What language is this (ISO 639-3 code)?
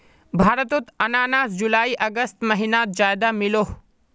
mag